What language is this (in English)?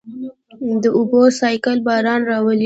Pashto